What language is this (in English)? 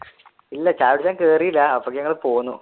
Malayalam